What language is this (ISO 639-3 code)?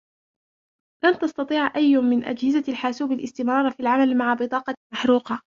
ara